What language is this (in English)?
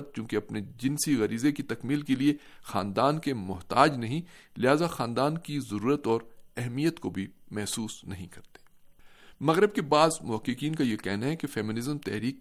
Urdu